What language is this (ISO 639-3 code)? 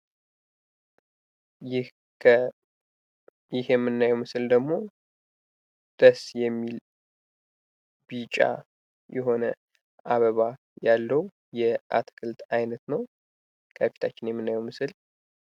amh